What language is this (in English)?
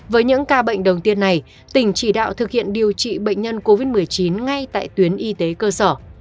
Vietnamese